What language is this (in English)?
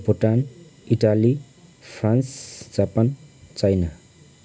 Nepali